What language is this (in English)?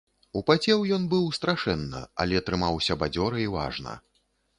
Belarusian